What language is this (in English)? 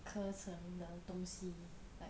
English